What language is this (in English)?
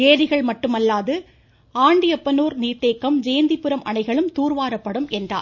Tamil